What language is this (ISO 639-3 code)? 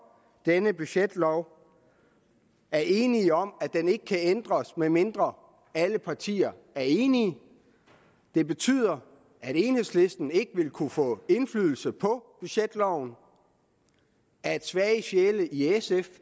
dan